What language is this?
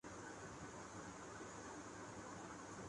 Urdu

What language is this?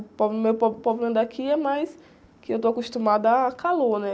Portuguese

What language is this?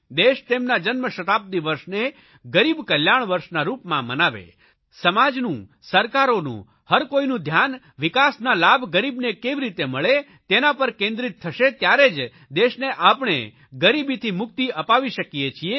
Gujarati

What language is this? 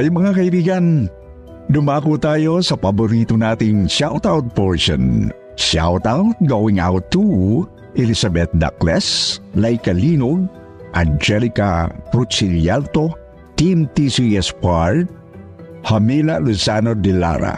Filipino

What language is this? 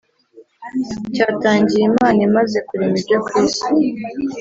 Kinyarwanda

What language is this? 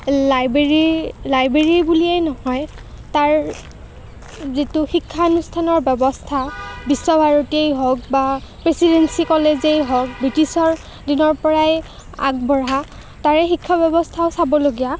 Assamese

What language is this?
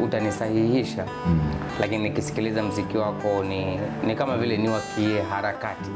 Swahili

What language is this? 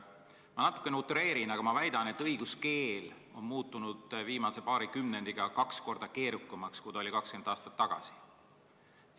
Estonian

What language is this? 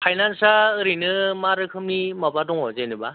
Bodo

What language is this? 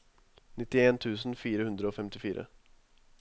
Norwegian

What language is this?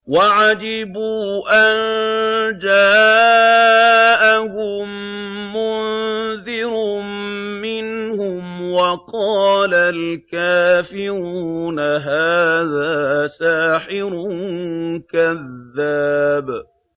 Arabic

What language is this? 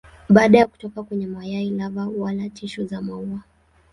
Swahili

